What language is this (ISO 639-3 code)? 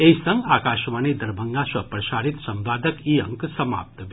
mai